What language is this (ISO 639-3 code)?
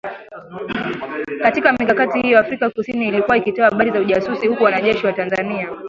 swa